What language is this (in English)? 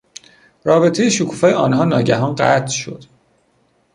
Persian